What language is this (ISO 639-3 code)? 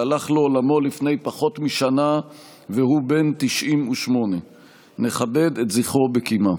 heb